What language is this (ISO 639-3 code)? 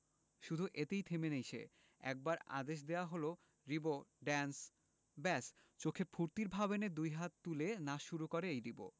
ben